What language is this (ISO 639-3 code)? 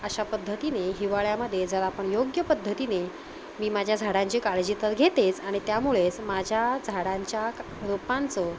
mar